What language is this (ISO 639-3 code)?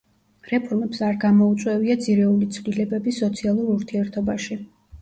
kat